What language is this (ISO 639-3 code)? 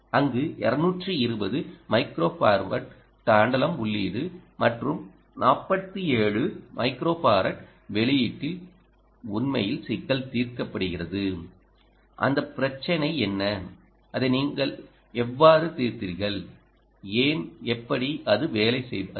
tam